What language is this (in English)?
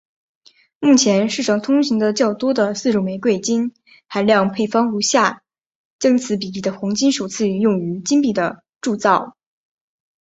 Chinese